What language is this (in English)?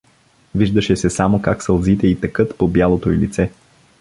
Bulgarian